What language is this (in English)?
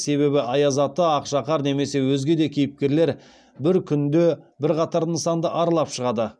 Kazakh